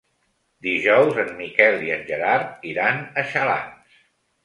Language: Catalan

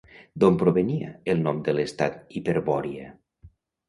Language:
Catalan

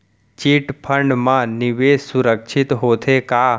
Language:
Chhattisgarhi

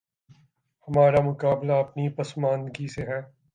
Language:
Urdu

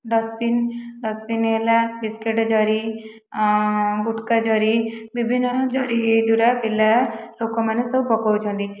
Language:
Odia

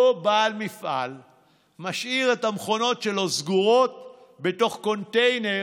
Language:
Hebrew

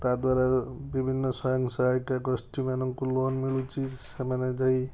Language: Odia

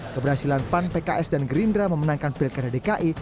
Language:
Indonesian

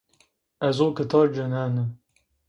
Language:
Zaza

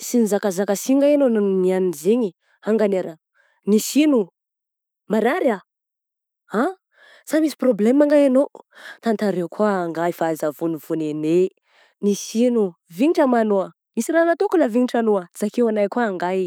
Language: Southern Betsimisaraka Malagasy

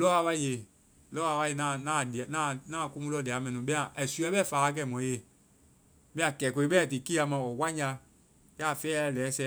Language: Vai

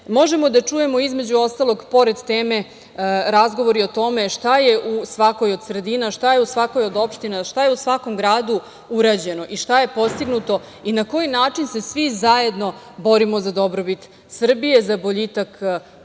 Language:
Serbian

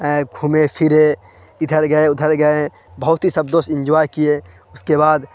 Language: Urdu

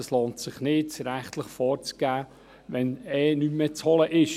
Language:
Swiss German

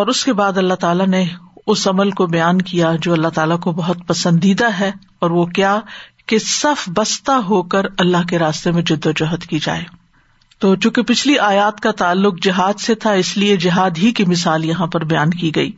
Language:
Urdu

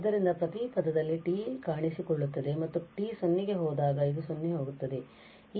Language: Kannada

